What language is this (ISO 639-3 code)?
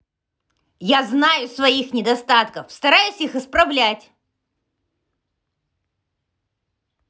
rus